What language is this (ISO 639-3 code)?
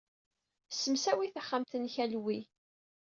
kab